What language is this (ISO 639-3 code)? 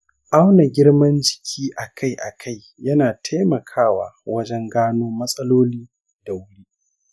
hau